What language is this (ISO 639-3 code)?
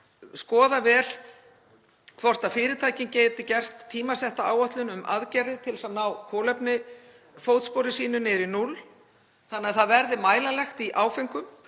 isl